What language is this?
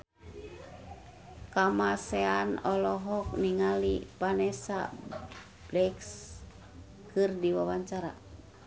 Sundanese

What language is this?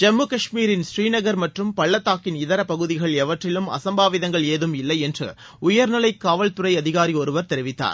Tamil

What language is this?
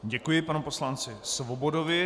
Czech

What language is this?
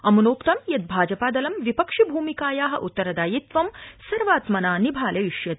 Sanskrit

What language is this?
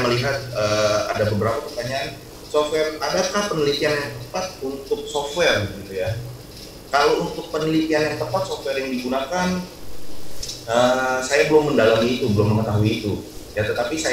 Indonesian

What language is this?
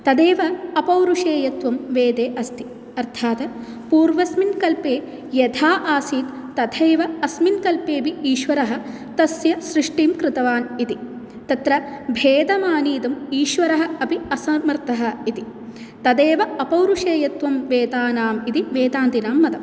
Sanskrit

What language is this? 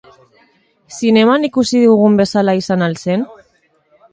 Basque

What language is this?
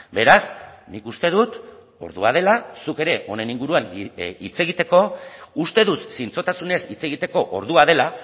Basque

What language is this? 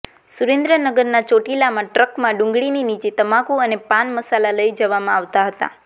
Gujarati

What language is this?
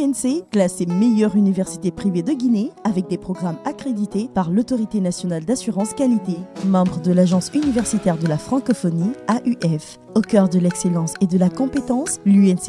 French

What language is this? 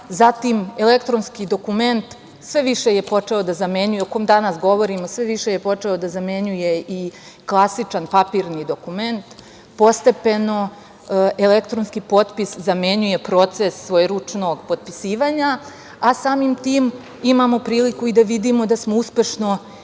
Serbian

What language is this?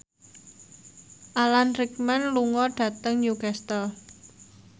Javanese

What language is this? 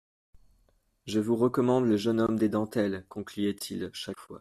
French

